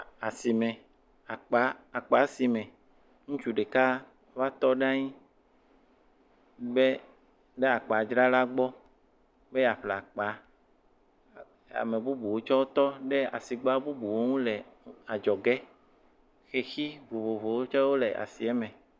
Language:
Ewe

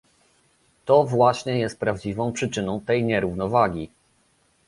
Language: Polish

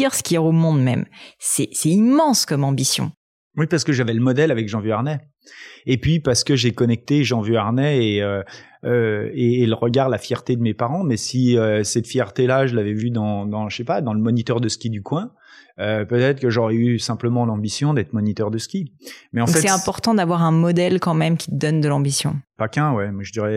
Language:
French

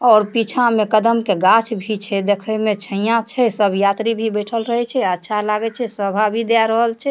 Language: Maithili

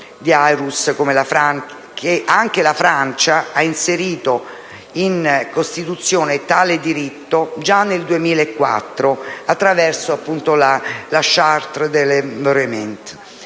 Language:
Italian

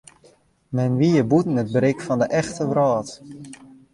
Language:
Western Frisian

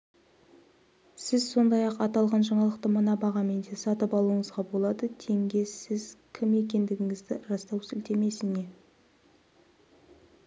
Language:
Kazakh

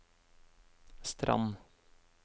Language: Norwegian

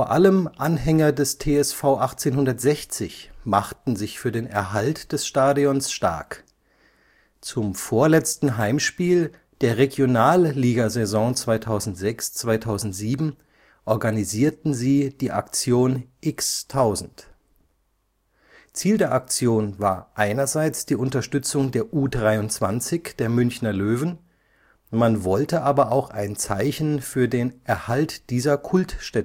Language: German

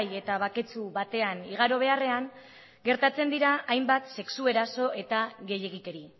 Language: Basque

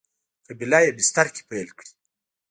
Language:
Pashto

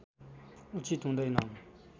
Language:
Nepali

